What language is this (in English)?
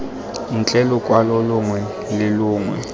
Tswana